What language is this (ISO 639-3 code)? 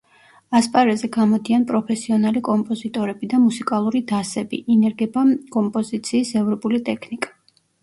kat